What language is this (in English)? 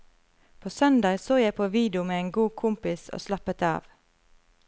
Norwegian